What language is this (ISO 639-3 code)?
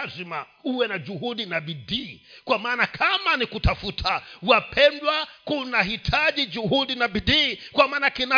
swa